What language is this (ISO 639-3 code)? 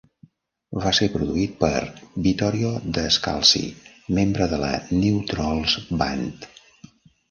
cat